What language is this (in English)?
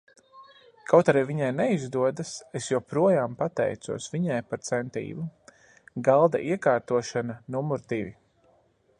Latvian